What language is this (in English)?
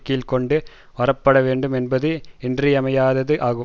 Tamil